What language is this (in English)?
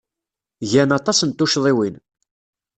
Kabyle